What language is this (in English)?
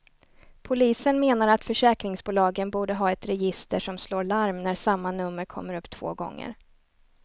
Swedish